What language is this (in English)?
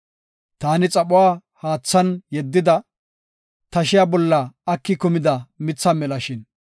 Gofa